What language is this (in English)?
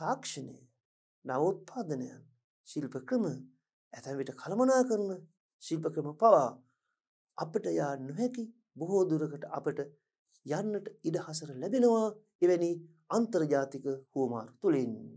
Turkish